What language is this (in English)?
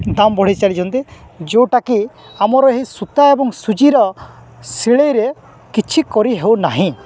Odia